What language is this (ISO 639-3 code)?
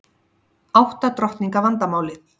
isl